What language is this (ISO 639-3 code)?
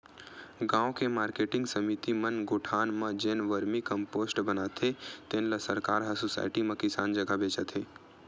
hne